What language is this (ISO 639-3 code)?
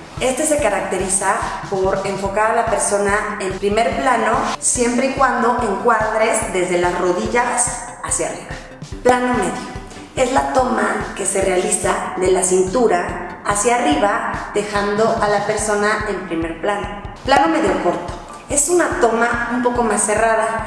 spa